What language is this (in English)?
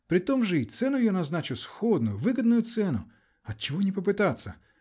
Russian